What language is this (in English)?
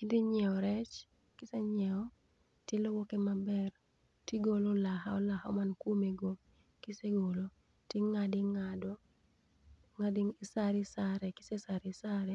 Luo (Kenya and Tanzania)